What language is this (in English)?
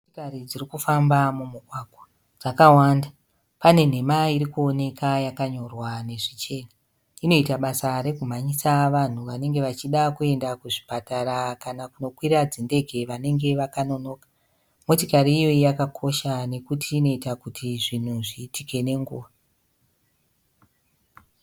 Shona